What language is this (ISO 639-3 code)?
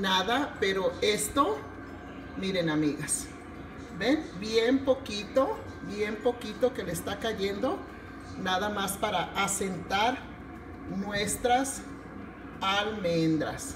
spa